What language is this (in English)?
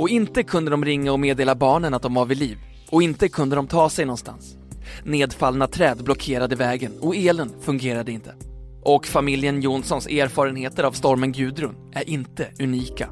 Swedish